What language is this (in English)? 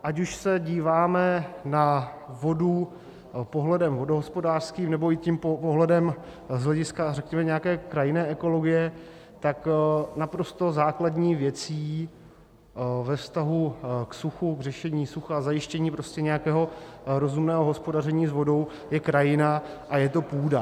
Czech